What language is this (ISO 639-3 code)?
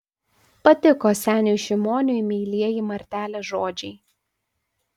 lit